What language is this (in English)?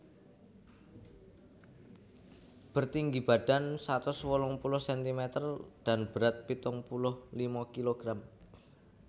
Javanese